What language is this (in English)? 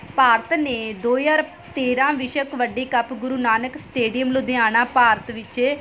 Punjabi